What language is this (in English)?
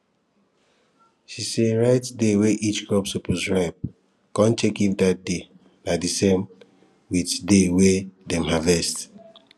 Nigerian Pidgin